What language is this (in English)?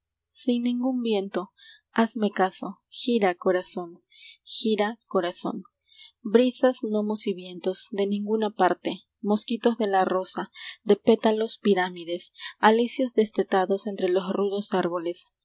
Spanish